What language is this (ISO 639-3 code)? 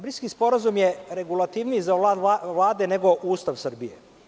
srp